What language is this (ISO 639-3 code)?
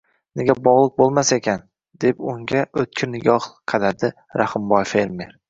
uzb